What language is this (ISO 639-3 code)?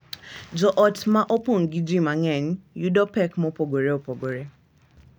luo